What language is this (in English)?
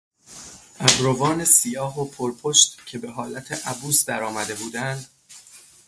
Persian